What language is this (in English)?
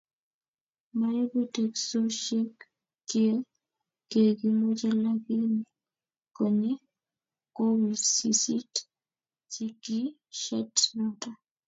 Kalenjin